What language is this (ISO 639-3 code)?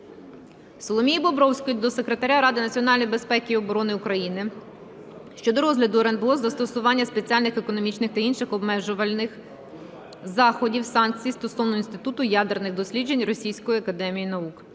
ukr